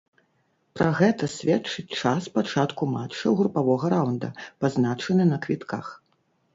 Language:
Belarusian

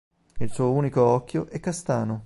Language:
Italian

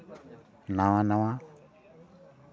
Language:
Santali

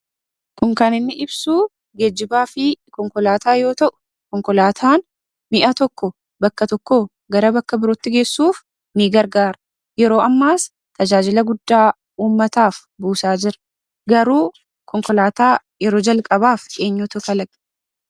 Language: Oromo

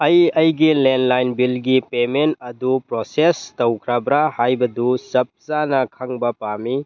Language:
Manipuri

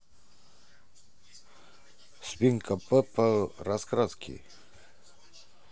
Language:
Russian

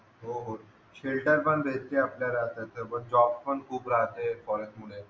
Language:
Marathi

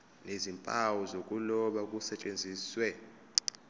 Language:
Zulu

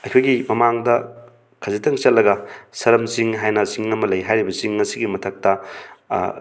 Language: Manipuri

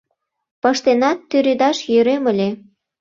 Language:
Mari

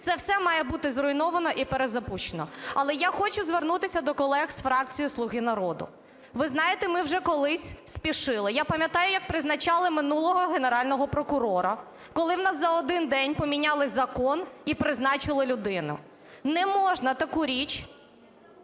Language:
Ukrainian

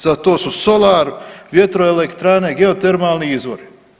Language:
Croatian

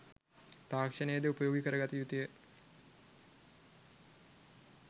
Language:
Sinhala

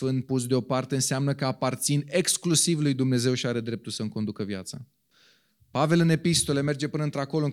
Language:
Romanian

